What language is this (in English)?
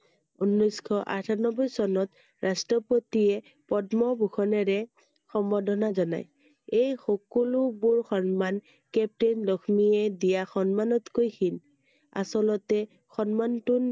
Assamese